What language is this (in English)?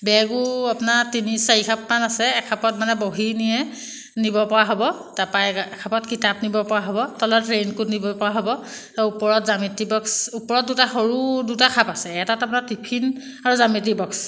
Assamese